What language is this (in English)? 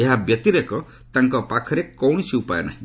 Odia